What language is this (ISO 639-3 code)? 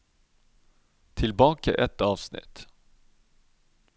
nor